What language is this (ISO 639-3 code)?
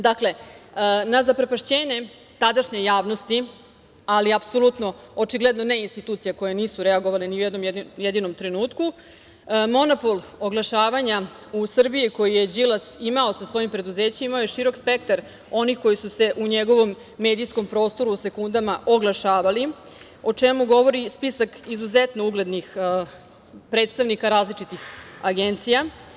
srp